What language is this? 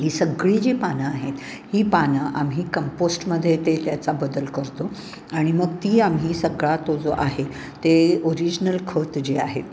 Marathi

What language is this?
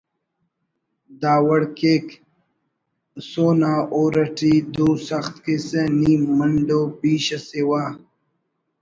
Brahui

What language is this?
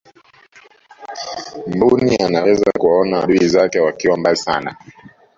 Swahili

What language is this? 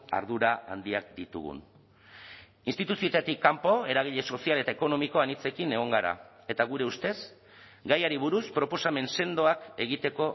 Basque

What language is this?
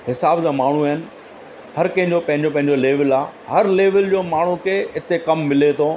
Sindhi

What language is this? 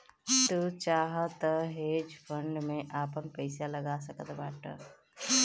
Bhojpuri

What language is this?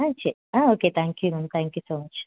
Tamil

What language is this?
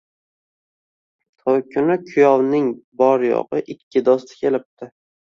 Uzbek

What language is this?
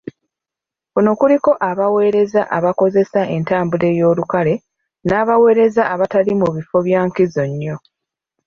Ganda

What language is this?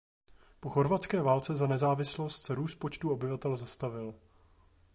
Czech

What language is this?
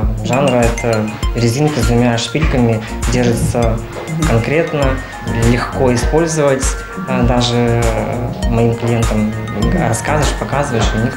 Russian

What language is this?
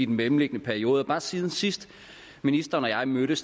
Danish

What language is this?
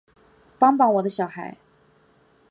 Chinese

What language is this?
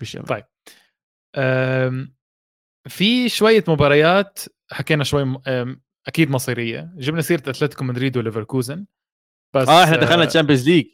Arabic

